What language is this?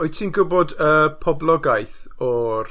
Welsh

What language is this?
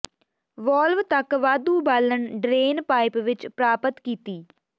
Punjabi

